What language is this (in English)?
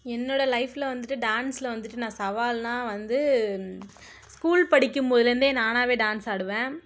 Tamil